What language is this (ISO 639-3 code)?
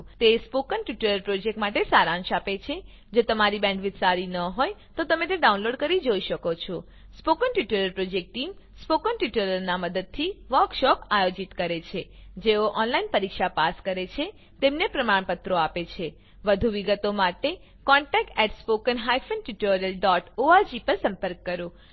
guj